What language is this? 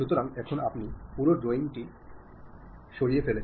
Bangla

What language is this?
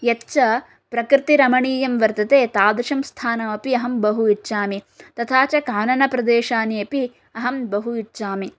Sanskrit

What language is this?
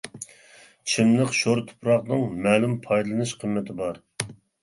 Uyghur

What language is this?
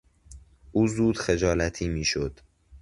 Persian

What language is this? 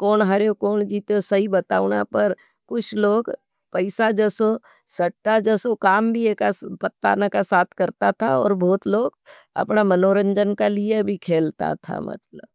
Nimadi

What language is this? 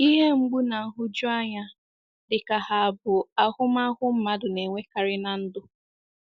Igbo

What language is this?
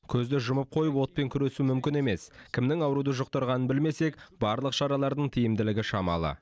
Kazakh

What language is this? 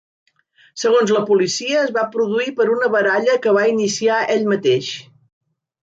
Catalan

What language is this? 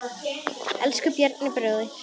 Icelandic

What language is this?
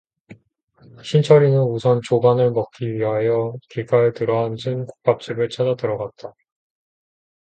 Korean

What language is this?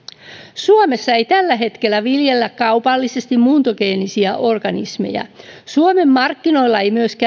Finnish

